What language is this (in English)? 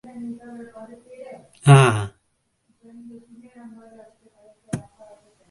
Tamil